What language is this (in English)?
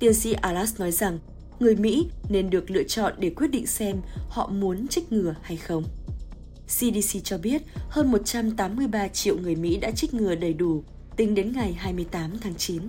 Vietnamese